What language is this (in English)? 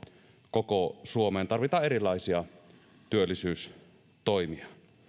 Finnish